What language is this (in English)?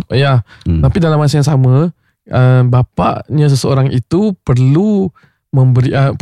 Malay